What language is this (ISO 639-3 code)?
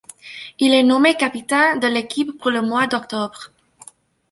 fra